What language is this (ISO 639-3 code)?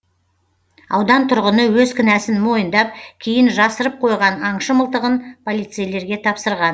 kaz